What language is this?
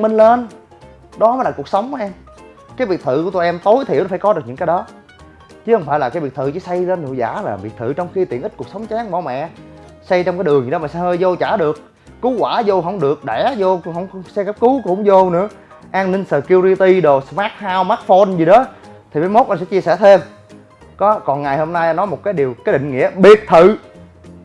Vietnamese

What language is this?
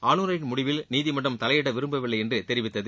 Tamil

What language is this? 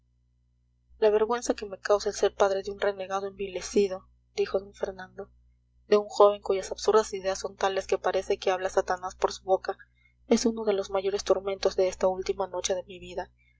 Spanish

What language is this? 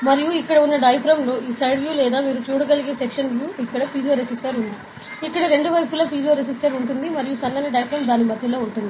Telugu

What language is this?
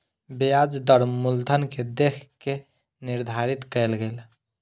Maithili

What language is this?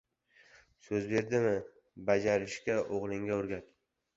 Uzbek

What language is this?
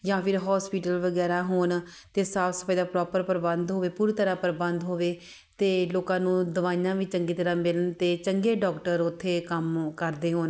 Punjabi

